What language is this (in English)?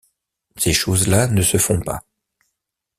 French